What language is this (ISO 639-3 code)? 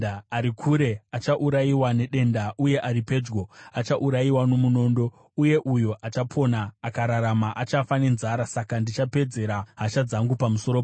sna